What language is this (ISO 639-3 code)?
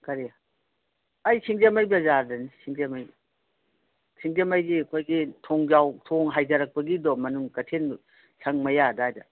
mni